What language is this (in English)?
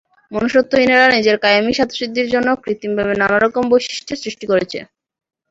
Bangla